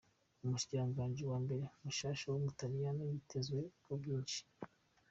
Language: Kinyarwanda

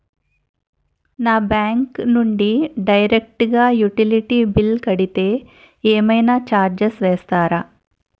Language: Telugu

